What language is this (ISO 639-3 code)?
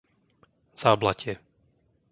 slk